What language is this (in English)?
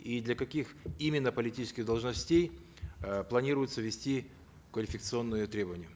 Kazakh